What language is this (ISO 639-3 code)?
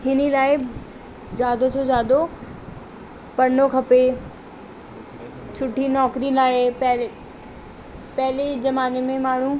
snd